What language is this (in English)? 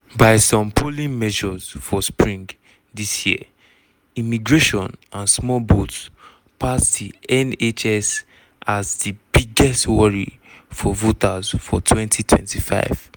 Nigerian Pidgin